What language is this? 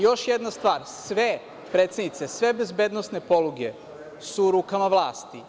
Serbian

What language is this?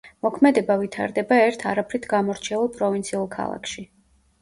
Georgian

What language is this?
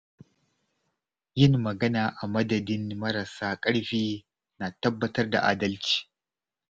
Hausa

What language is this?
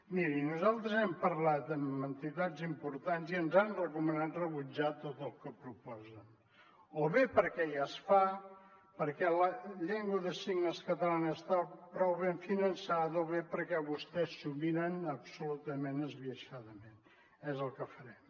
Catalan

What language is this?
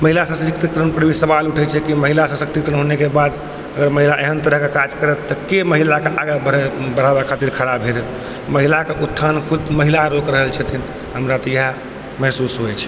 Maithili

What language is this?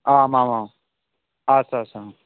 Sanskrit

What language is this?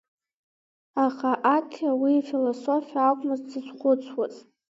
Abkhazian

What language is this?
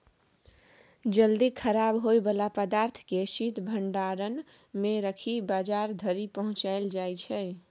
Maithili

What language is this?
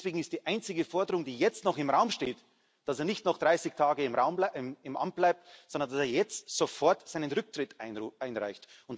German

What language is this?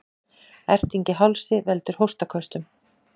Icelandic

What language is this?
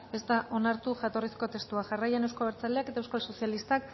Basque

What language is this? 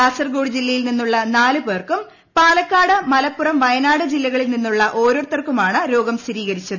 Malayalam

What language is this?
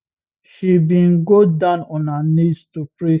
Nigerian Pidgin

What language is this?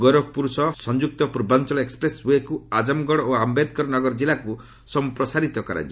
Odia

